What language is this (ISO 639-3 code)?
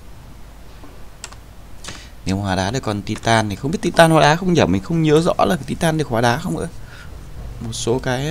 vie